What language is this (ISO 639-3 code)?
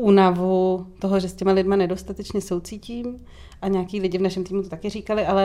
ces